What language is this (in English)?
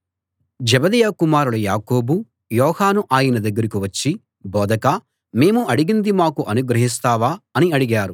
Telugu